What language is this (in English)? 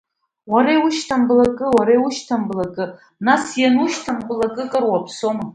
Abkhazian